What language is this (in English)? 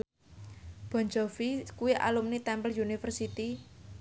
Javanese